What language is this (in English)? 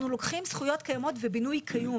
Hebrew